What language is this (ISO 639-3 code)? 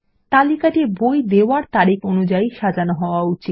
ben